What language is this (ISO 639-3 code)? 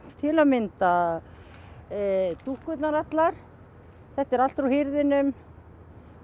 isl